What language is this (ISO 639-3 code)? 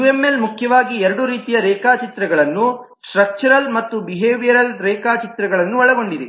kan